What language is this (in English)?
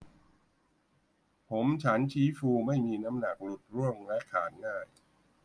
Thai